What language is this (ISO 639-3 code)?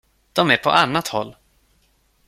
swe